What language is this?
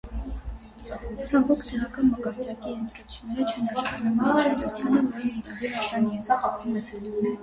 Armenian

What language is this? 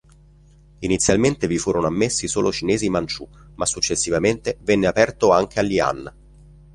Italian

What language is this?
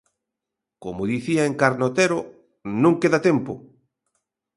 Galician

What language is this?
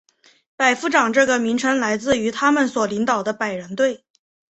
Chinese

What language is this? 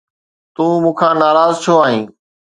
Sindhi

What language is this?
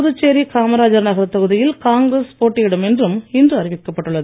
Tamil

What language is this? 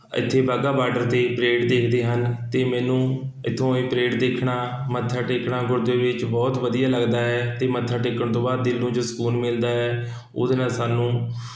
Punjabi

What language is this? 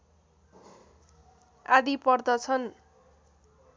Nepali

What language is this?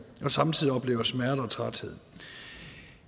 Danish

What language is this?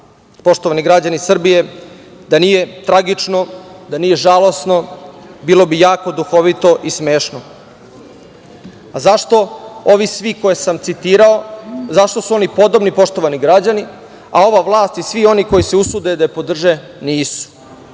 Serbian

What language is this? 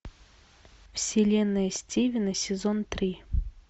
Russian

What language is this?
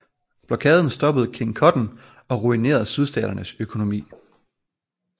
Danish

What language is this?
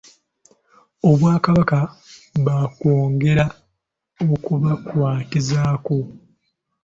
Ganda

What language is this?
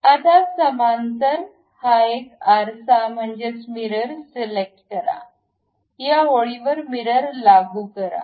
Marathi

